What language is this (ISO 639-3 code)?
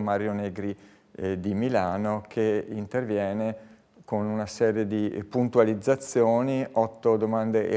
ita